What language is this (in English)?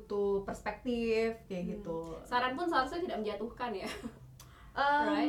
Indonesian